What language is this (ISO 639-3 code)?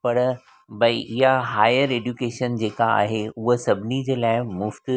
snd